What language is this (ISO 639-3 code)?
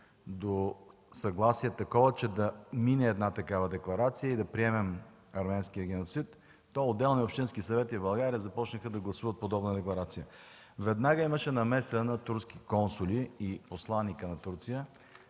bul